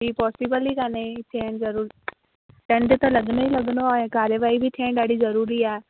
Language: Sindhi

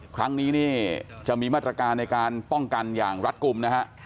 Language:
Thai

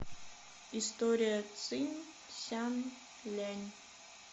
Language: Russian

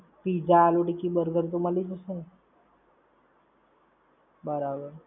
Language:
Gujarati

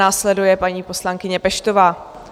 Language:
Czech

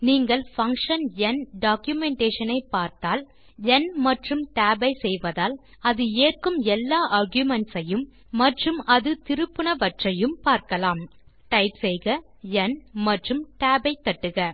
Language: Tamil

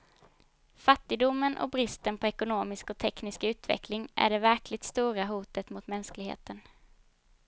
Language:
Swedish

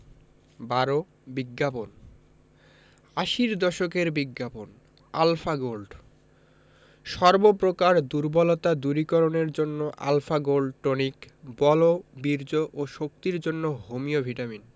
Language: Bangla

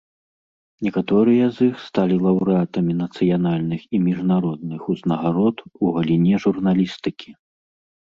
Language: Belarusian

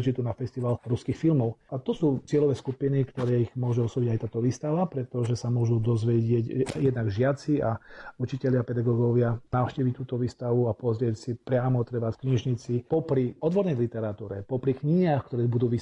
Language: Slovak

